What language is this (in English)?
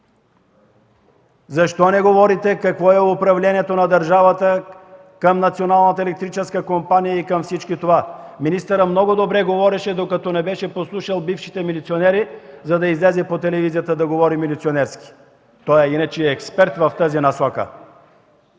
Bulgarian